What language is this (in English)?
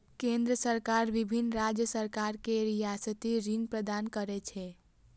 Maithili